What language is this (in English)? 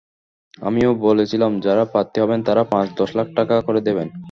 Bangla